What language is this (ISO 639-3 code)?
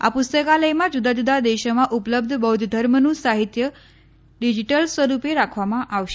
guj